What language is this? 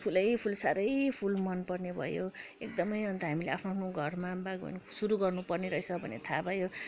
Nepali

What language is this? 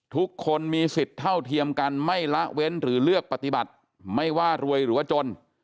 Thai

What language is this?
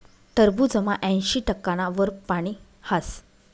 Marathi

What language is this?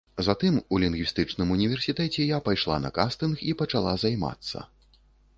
Belarusian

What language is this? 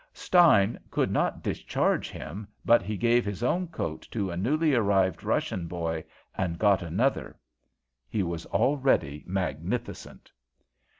English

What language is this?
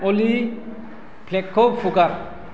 Bodo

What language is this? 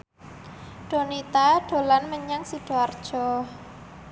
Javanese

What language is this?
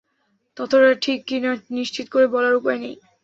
Bangla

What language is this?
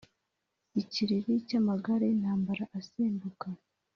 Kinyarwanda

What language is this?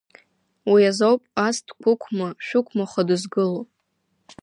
Abkhazian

